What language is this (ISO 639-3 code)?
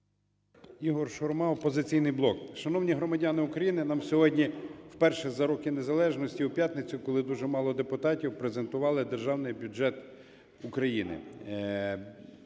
ukr